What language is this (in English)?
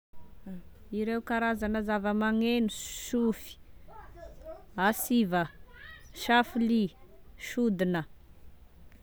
Tesaka Malagasy